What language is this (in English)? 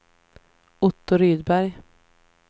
Swedish